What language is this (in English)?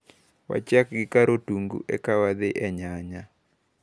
Luo (Kenya and Tanzania)